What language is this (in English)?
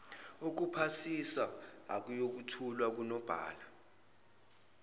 Zulu